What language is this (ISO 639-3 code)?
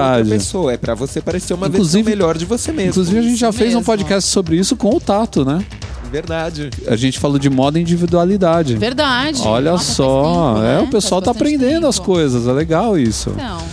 por